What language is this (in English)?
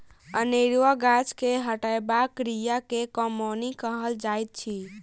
Maithili